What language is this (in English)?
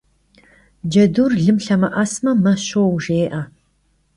Kabardian